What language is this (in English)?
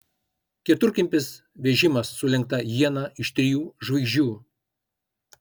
Lithuanian